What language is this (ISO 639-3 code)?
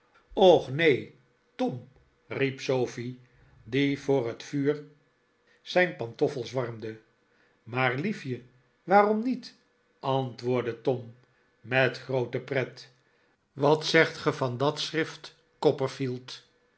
nld